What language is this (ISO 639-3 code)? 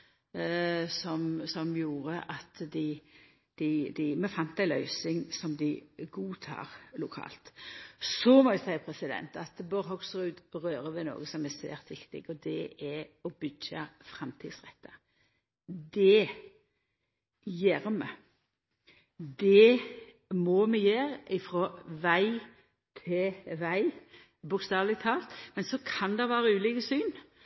nno